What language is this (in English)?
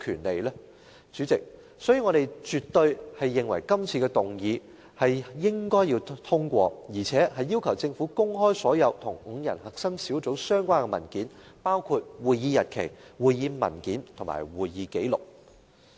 Cantonese